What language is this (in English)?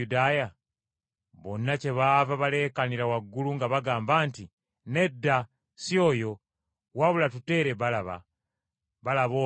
Ganda